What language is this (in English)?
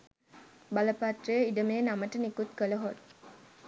Sinhala